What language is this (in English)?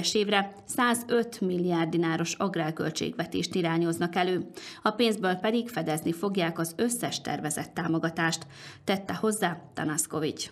Hungarian